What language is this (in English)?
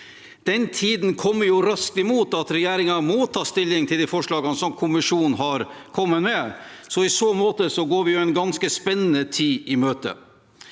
Norwegian